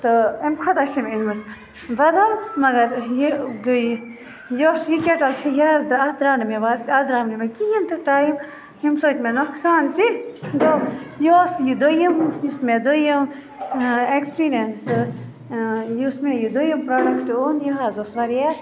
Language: Kashmiri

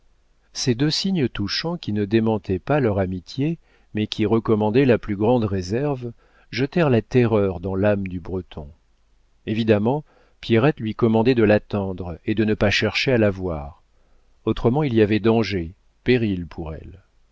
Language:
French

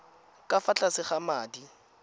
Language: Tswana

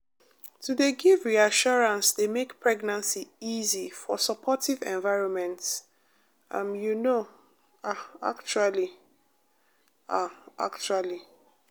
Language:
Nigerian Pidgin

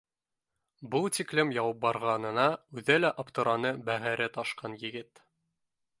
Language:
Bashkir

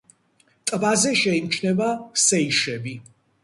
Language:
Georgian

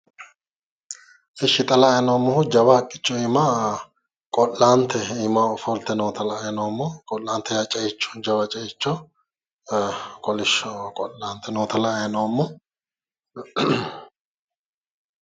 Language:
Sidamo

